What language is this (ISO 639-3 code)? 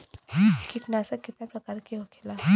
bho